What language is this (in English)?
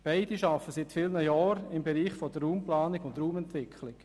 Swiss German